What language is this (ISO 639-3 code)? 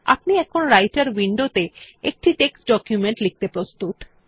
ben